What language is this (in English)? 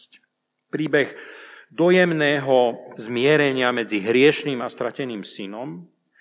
Slovak